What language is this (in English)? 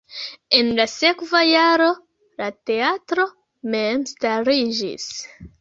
Esperanto